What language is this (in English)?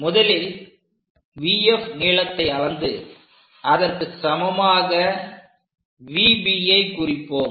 Tamil